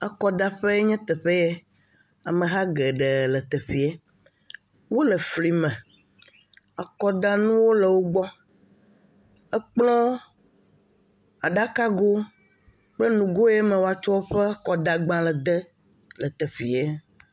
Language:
Ewe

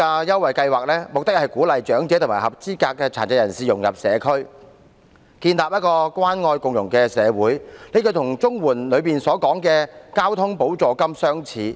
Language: Cantonese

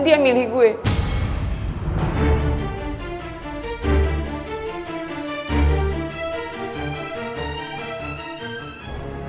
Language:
Indonesian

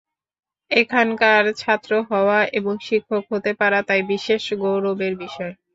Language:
Bangla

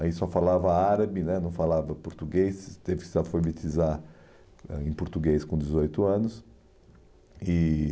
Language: Portuguese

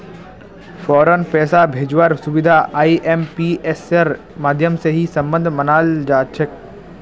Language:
Magahi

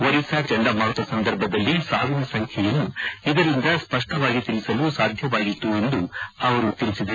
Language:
Kannada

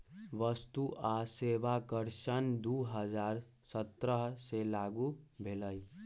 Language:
Magahi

